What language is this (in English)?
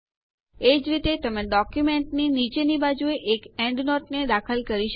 Gujarati